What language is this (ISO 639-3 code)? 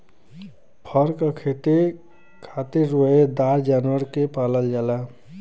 bho